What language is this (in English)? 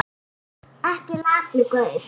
Icelandic